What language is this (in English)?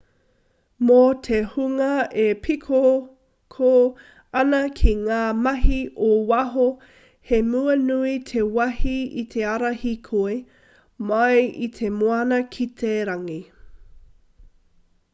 Māori